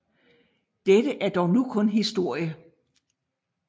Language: Danish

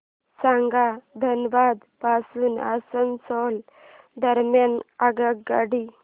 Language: Marathi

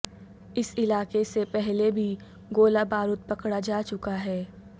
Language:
Urdu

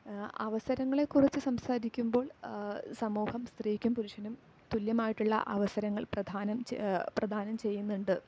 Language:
Malayalam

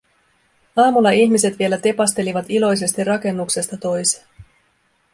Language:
Finnish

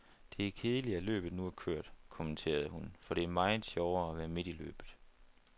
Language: Danish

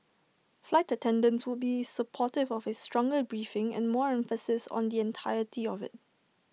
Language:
English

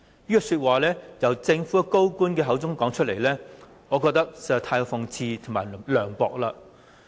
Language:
Cantonese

